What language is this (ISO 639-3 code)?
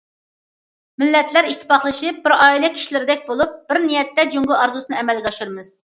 uig